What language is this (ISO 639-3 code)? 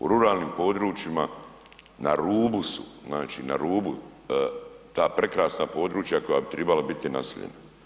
hrv